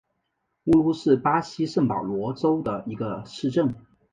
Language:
Chinese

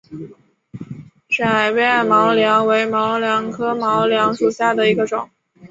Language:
Chinese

